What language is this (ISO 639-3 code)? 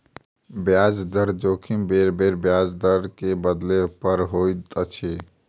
mai